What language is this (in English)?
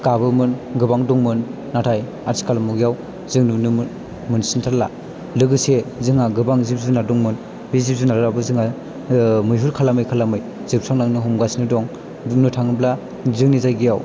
Bodo